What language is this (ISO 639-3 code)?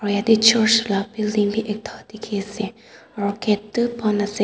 nag